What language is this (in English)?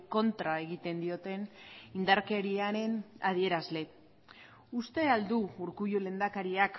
Basque